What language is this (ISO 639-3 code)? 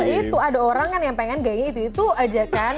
ind